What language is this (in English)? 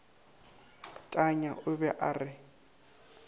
Northern Sotho